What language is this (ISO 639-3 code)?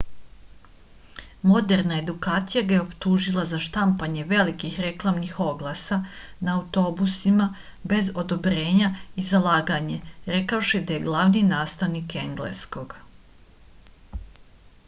srp